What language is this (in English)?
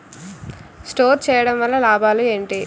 Telugu